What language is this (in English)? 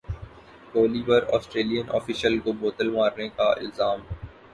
Urdu